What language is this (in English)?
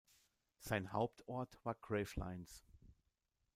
German